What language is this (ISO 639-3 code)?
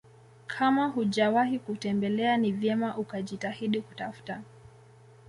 swa